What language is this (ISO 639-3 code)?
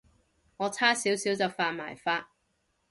yue